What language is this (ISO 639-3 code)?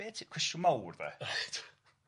cym